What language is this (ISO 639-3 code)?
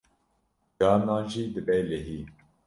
kur